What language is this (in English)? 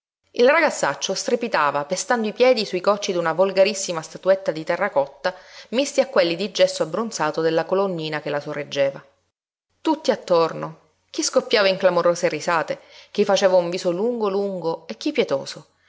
Italian